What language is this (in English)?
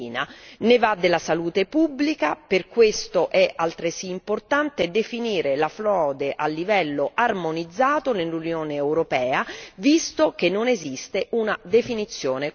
Italian